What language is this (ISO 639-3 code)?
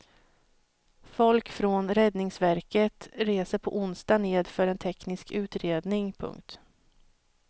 swe